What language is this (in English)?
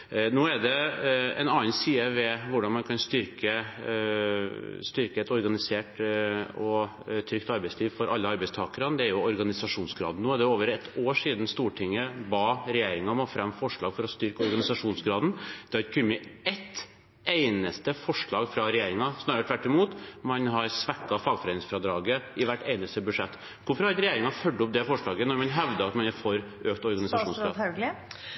Norwegian Bokmål